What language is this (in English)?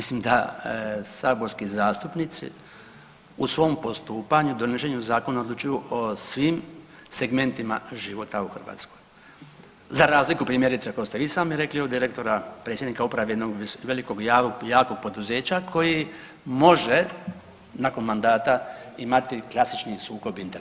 Croatian